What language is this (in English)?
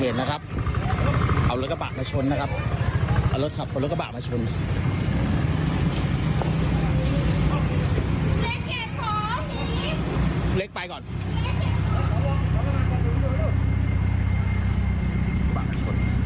Thai